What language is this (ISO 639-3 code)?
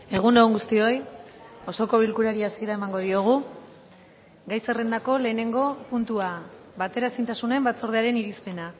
eus